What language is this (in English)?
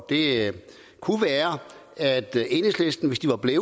Danish